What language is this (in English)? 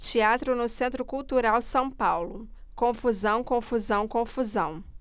Portuguese